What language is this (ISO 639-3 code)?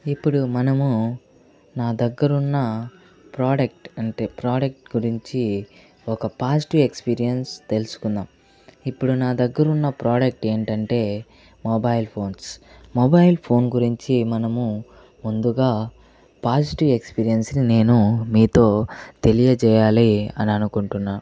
tel